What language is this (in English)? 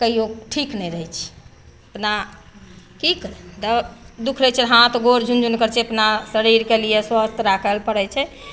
Maithili